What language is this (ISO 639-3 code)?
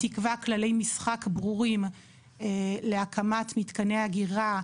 heb